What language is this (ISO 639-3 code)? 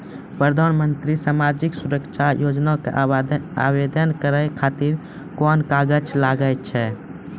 mai